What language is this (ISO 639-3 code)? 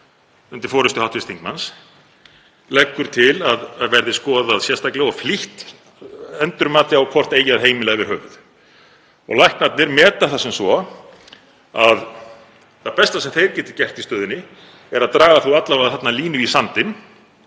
isl